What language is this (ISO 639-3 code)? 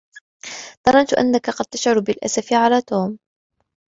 ara